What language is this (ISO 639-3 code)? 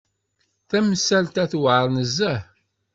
kab